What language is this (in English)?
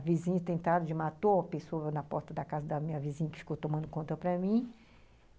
Portuguese